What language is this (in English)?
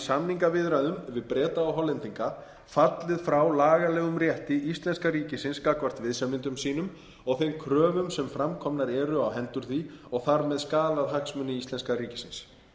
Icelandic